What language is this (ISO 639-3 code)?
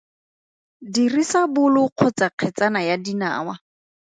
tsn